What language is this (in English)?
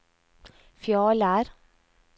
Norwegian